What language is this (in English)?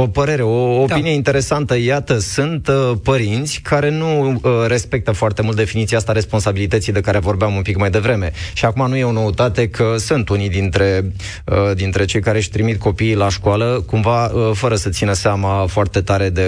Romanian